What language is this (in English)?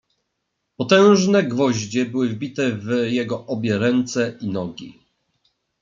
Polish